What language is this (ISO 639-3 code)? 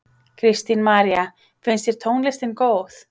isl